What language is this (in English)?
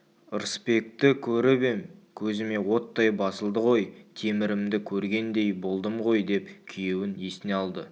Kazakh